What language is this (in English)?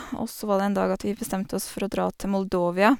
Norwegian